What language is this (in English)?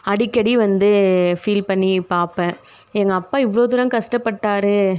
Tamil